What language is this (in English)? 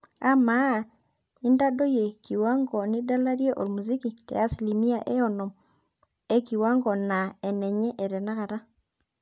Masai